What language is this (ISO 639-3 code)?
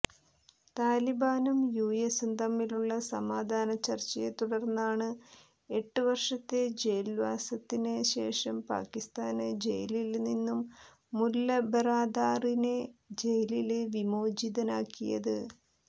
mal